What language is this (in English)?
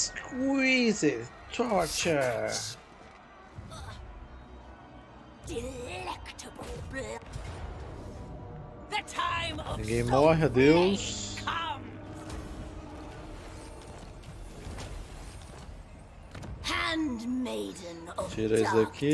Portuguese